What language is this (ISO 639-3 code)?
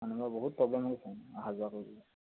asm